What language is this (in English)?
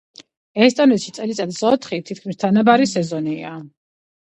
Georgian